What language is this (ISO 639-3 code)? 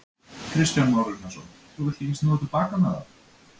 isl